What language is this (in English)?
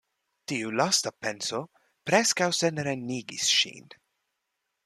Esperanto